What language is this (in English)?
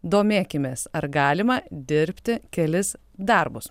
Lithuanian